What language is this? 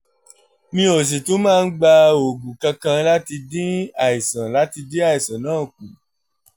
Yoruba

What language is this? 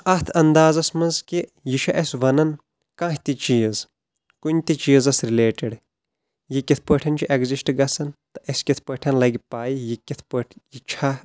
Kashmiri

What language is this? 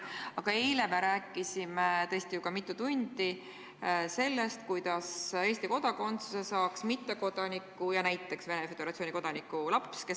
Estonian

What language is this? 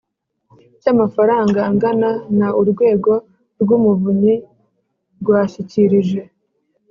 Kinyarwanda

